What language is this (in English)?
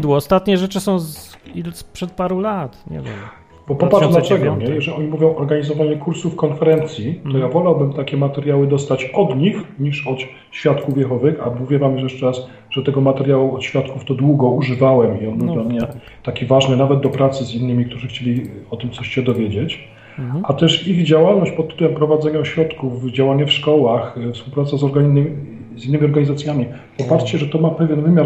Polish